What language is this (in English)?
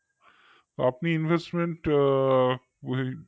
Bangla